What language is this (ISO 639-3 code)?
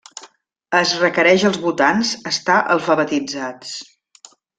cat